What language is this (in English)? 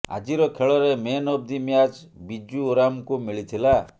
Odia